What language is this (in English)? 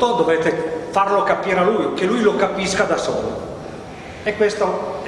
Italian